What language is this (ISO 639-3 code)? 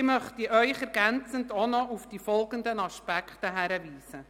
gsw